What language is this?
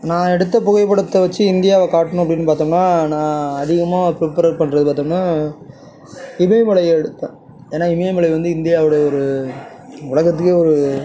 Tamil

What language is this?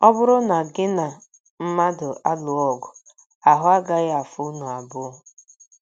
Igbo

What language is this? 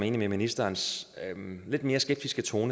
Danish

